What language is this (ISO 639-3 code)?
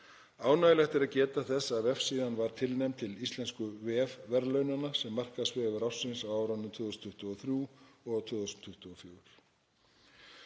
isl